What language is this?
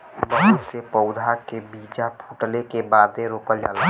Bhojpuri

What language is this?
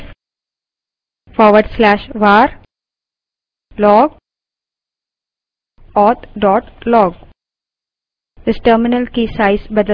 Hindi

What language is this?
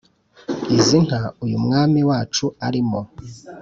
Kinyarwanda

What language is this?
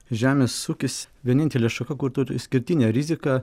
Lithuanian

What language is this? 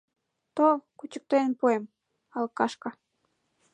Mari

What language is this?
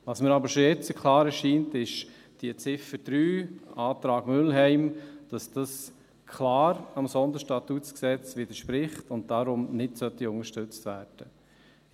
Swiss German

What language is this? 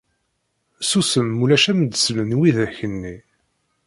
Kabyle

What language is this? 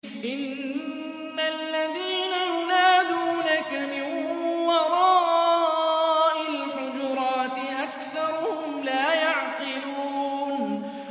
Arabic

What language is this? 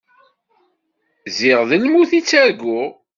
Kabyle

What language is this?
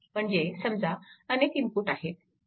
Marathi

